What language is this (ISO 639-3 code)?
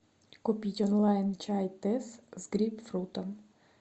rus